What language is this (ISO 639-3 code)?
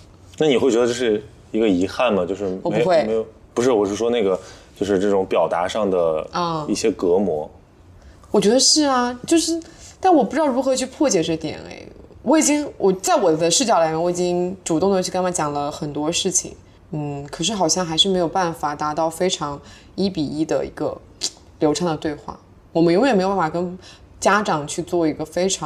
zho